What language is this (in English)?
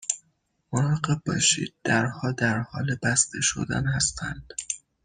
Persian